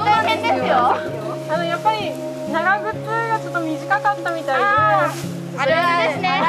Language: Japanese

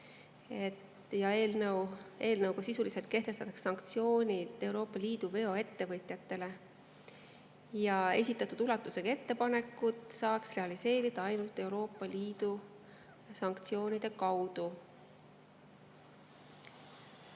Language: Estonian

